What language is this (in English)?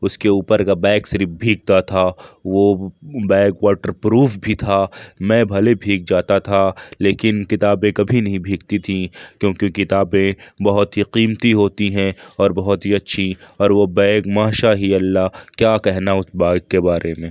Urdu